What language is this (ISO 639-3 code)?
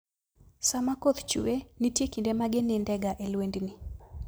luo